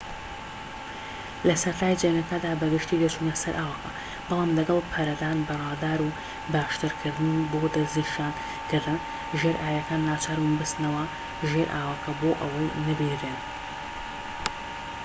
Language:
Central Kurdish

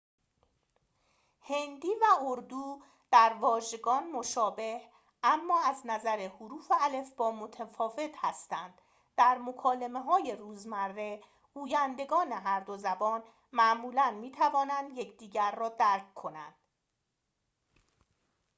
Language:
Persian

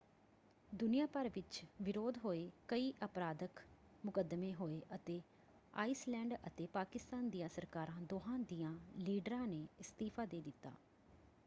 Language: Punjabi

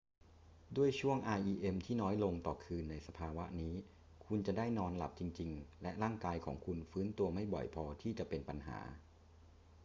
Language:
Thai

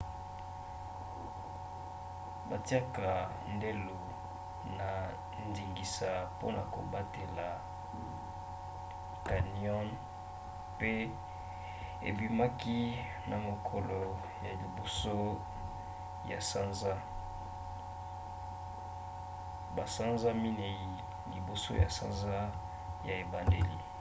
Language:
Lingala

